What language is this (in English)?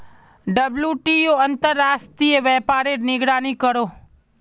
Magahi